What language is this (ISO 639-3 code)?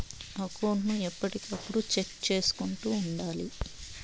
tel